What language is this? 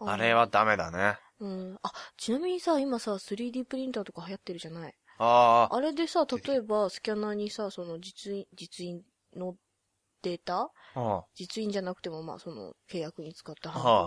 Japanese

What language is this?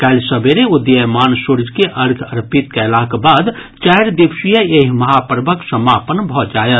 Maithili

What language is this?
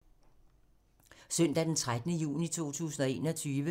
Danish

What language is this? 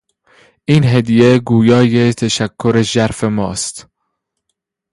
Persian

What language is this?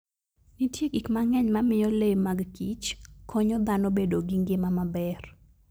Luo (Kenya and Tanzania)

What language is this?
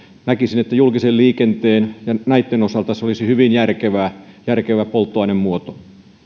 Finnish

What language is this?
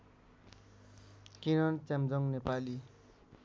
Nepali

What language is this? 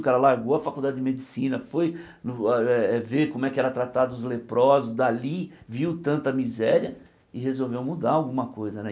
Portuguese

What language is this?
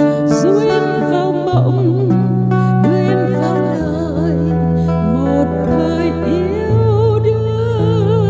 Vietnamese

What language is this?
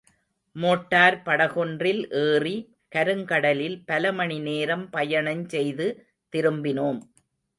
Tamil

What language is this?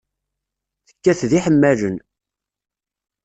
Kabyle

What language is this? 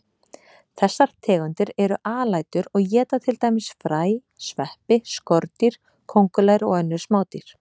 Icelandic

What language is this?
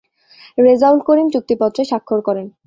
Bangla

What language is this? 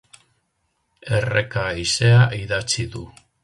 Basque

